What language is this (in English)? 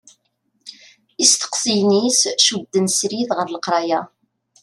Kabyle